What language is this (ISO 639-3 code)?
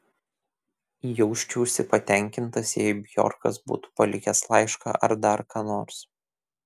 lit